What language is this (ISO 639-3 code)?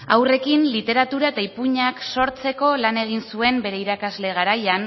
eus